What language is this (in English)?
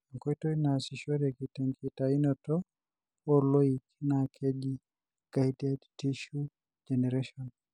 Masai